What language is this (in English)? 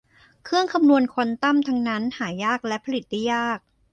Thai